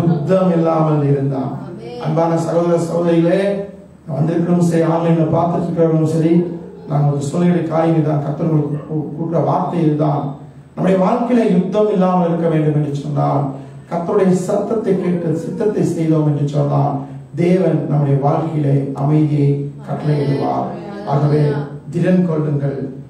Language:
Indonesian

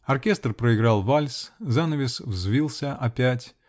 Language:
Russian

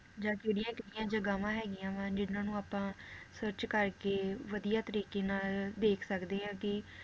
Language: Punjabi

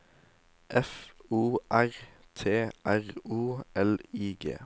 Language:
Norwegian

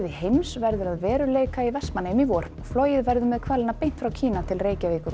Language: Icelandic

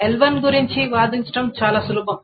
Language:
Telugu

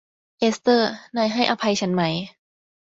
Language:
Thai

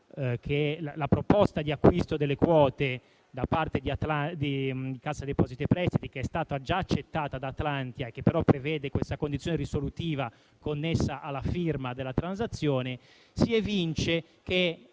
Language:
Italian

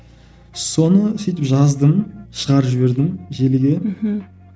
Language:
Kazakh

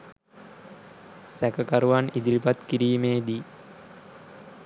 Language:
Sinhala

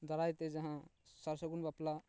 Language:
Santali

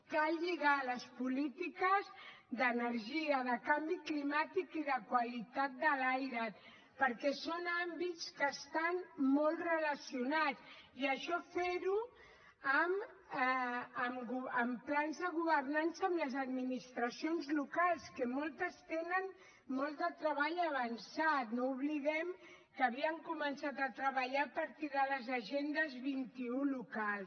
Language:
Catalan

